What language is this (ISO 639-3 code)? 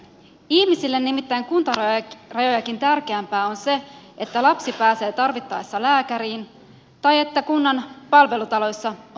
fin